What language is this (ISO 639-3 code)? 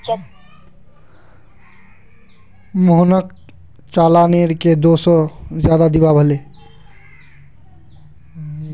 mag